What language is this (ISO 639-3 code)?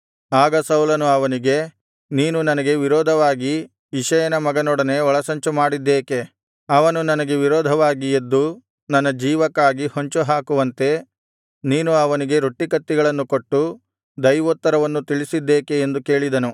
kan